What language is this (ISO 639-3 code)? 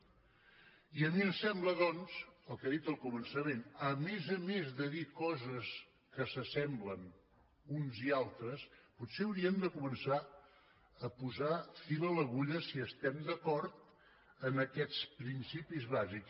cat